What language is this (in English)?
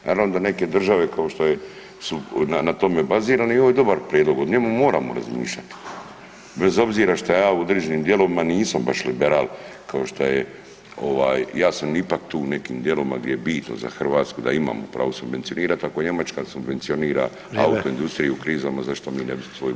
Croatian